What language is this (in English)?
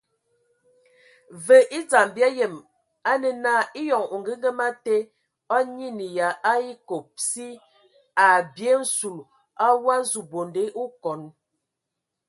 Ewondo